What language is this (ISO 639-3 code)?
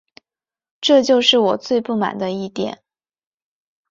zho